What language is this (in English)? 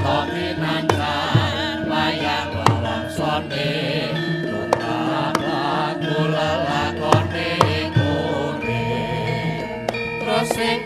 Indonesian